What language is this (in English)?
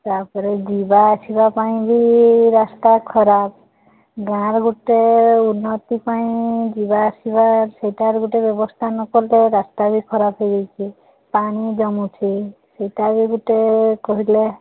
Odia